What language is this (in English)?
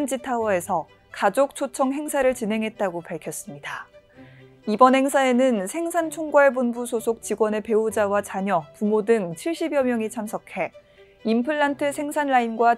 Korean